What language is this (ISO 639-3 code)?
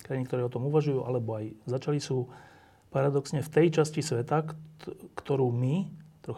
slk